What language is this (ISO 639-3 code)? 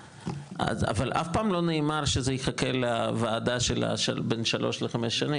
heb